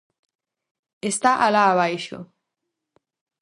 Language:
Galician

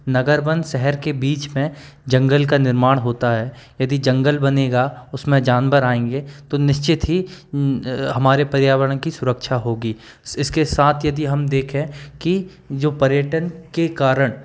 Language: Hindi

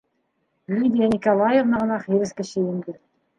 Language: Bashkir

